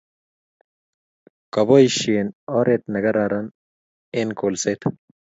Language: Kalenjin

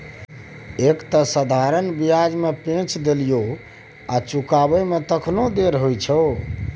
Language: Maithili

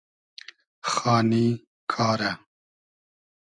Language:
Hazaragi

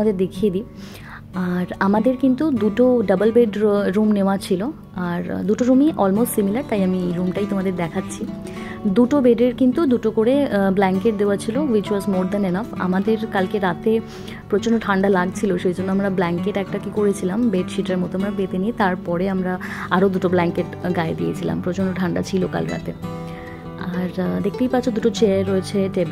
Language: Bangla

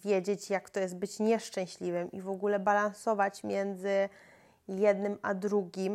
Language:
Polish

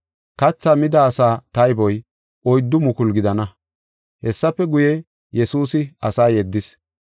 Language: Gofa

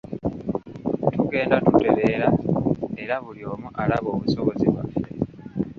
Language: Ganda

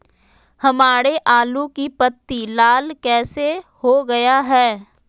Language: Magahi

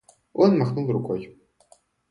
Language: Russian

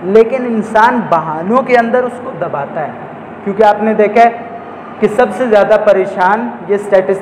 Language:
Urdu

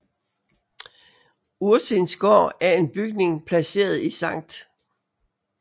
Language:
Danish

